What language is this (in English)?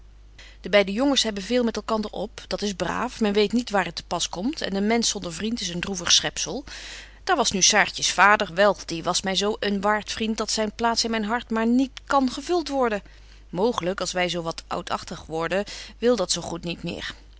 Dutch